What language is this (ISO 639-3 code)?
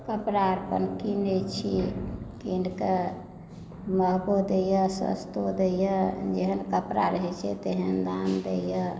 mai